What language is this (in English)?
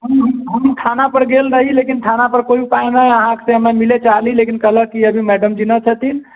Maithili